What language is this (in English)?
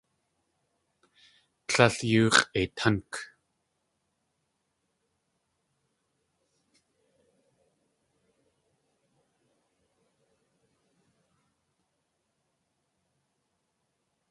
Tlingit